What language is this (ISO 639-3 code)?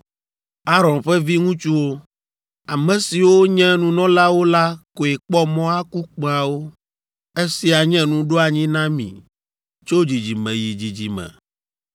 ewe